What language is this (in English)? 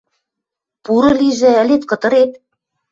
Western Mari